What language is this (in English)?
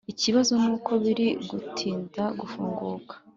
Kinyarwanda